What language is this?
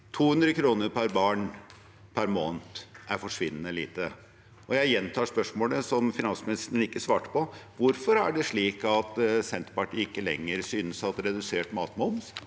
Norwegian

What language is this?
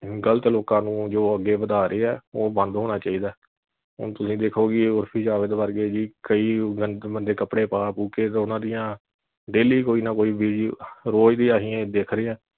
Punjabi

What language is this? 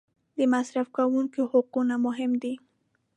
Pashto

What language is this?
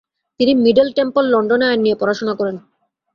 Bangla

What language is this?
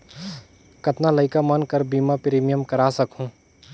Chhattisgarhi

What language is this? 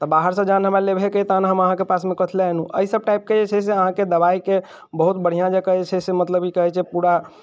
Maithili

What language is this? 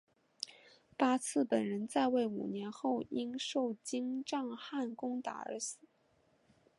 Chinese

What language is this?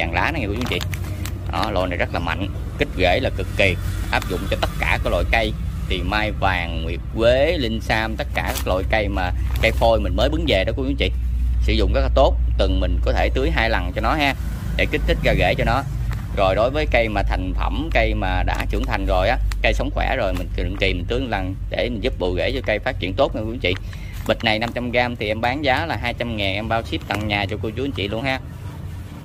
Vietnamese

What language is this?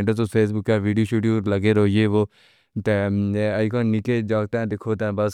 Pahari-Potwari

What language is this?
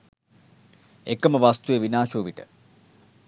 Sinhala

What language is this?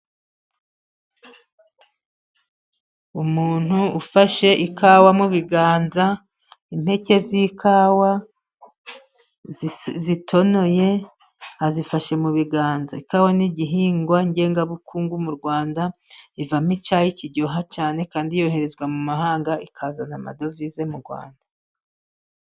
Kinyarwanda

